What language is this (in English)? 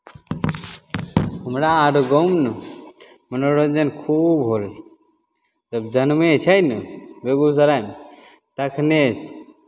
Maithili